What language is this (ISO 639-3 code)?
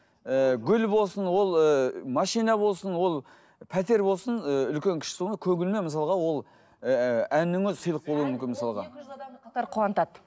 kaz